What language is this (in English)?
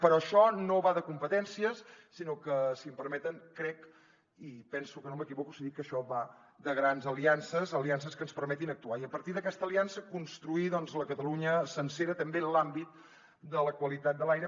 Catalan